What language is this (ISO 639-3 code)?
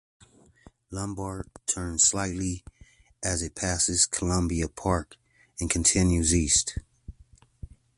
eng